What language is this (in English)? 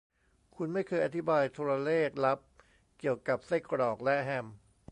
Thai